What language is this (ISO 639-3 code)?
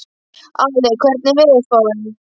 isl